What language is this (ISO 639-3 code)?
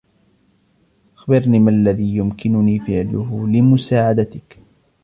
ara